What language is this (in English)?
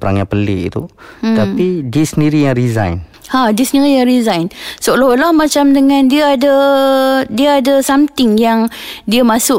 Malay